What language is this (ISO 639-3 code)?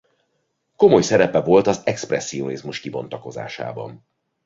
hun